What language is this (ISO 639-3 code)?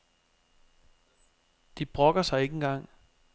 dan